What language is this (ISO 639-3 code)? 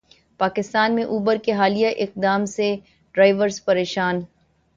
urd